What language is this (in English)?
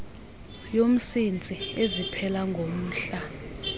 Xhosa